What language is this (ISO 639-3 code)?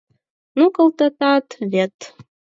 chm